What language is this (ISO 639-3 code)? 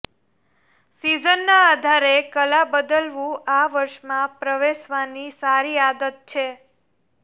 guj